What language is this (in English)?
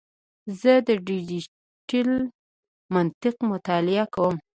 Pashto